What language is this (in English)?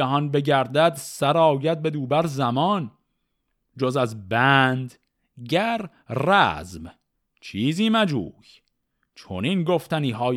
Persian